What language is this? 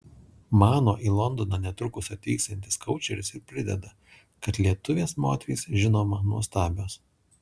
Lithuanian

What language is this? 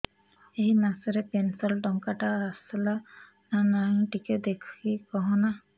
Odia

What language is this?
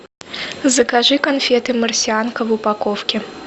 Russian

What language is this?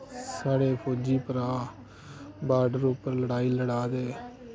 Dogri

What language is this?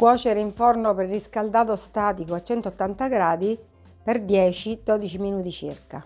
Italian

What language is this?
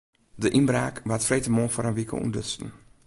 Western Frisian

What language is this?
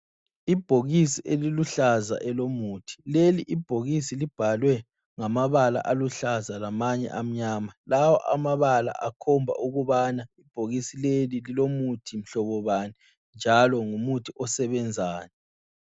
North Ndebele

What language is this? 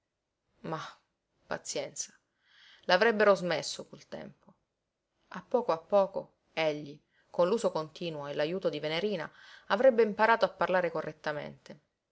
Italian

